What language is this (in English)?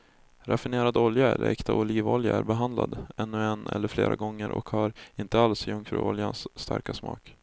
Swedish